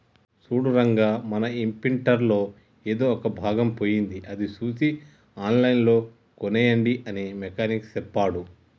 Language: Telugu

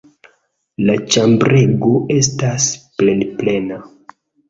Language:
Esperanto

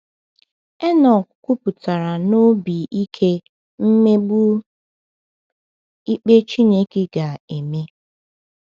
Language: Igbo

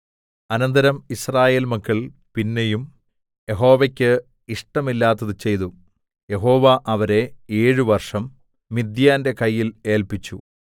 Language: Malayalam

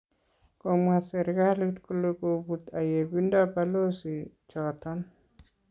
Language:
Kalenjin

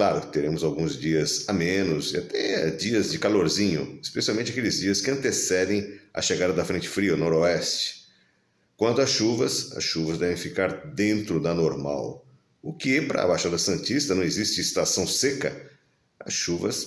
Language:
Portuguese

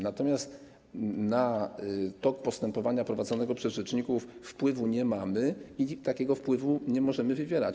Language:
Polish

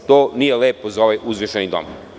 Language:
Serbian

